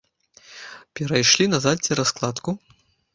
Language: Belarusian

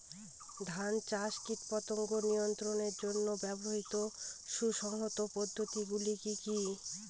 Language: Bangla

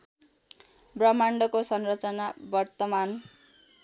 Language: Nepali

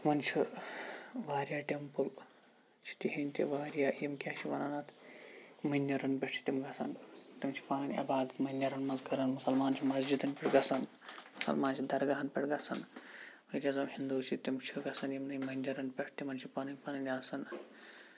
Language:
Kashmiri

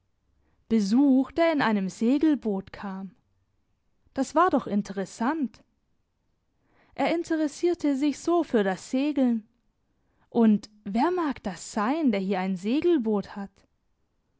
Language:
German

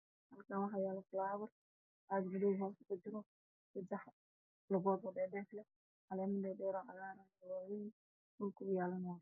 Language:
Somali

